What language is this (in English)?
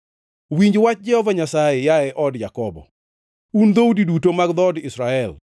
Luo (Kenya and Tanzania)